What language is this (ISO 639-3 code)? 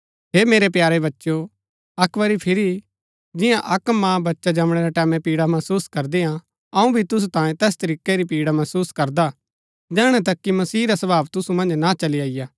gbk